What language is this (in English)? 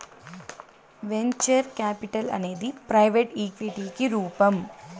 Telugu